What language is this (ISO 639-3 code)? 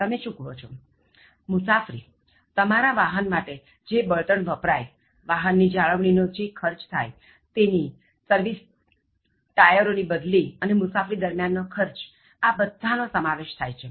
guj